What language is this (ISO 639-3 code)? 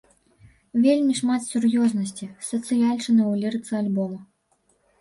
bel